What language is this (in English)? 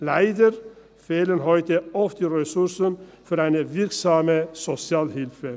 Swiss German